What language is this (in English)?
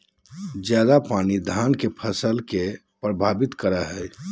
Magahi